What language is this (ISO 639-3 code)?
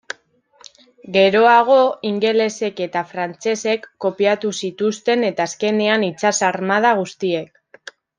eus